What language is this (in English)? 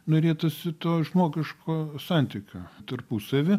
Lithuanian